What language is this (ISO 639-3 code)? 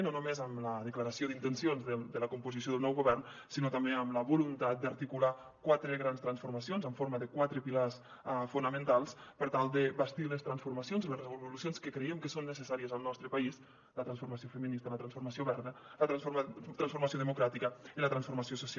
cat